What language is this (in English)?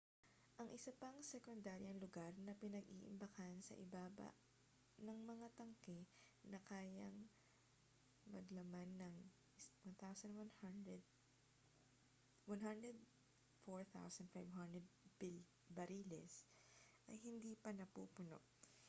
Filipino